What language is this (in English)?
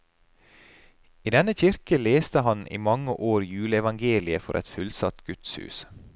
Norwegian